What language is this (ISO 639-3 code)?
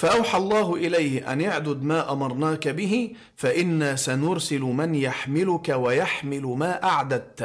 ara